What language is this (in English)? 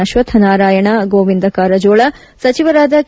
Kannada